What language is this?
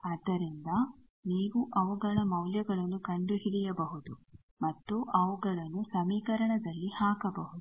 Kannada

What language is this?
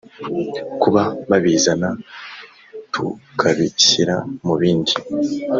Kinyarwanda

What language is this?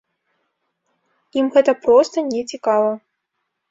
Belarusian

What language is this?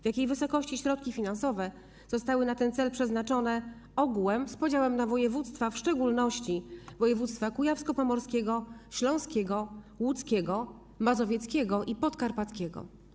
Polish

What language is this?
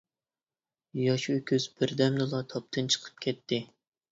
Uyghur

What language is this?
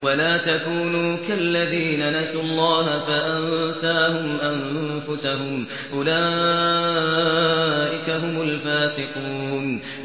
Arabic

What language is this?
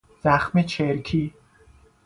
Persian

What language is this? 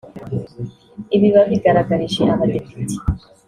Kinyarwanda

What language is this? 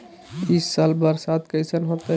Magahi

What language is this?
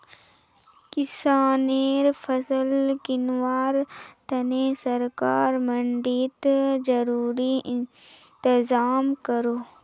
Magahi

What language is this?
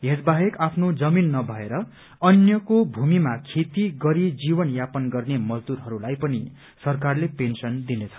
Nepali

